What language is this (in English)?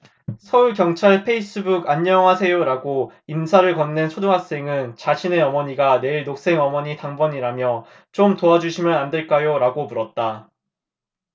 Korean